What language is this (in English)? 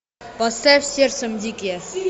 Russian